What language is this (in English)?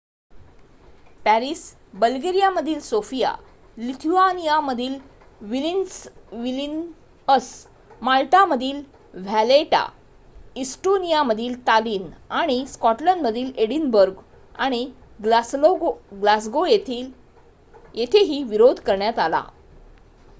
Marathi